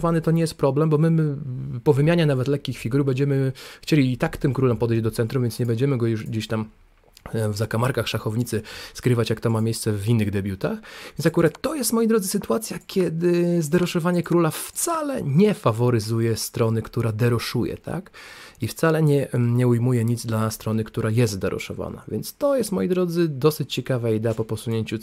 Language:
Polish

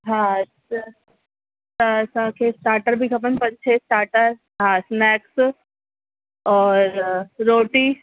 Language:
Sindhi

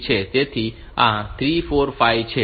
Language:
Gujarati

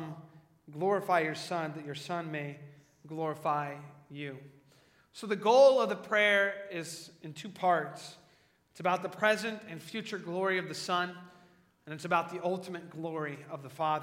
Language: English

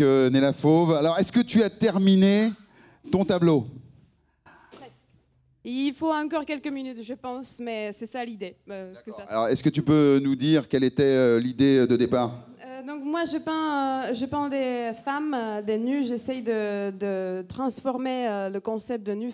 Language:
French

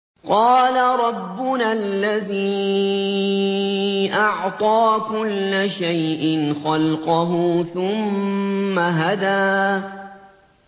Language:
Arabic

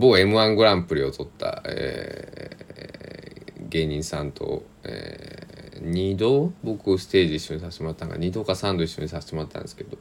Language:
Japanese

